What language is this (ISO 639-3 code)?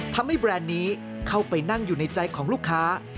tha